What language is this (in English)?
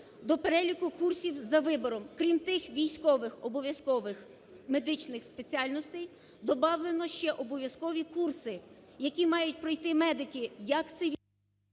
Ukrainian